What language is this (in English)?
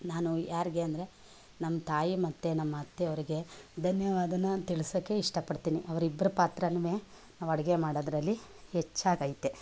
Kannada